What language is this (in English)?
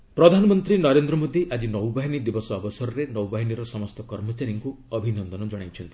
Odia